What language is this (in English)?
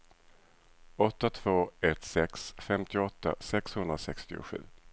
Swedish